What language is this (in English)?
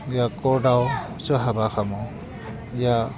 Bodo